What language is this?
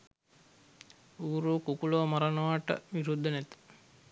Sinhala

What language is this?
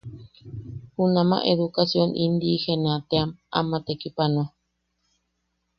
Yaqui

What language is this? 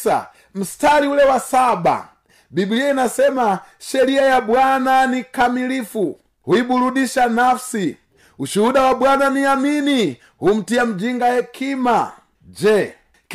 Swahili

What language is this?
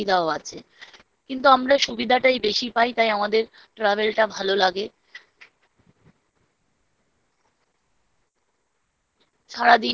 Bangla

